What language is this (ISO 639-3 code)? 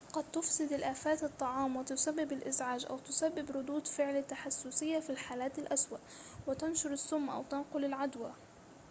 ara